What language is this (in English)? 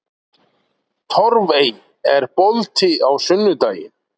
Icelandic